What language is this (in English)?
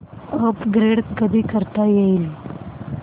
Marathi